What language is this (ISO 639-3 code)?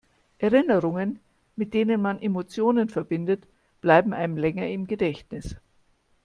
deu